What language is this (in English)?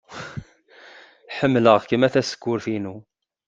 Kabyle